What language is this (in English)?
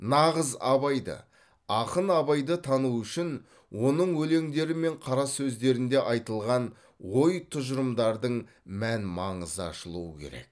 Kazakh